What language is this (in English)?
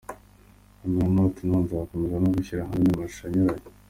Kinyarwanda